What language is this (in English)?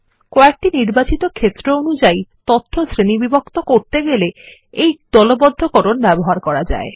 Bangla